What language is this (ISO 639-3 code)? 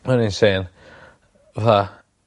cym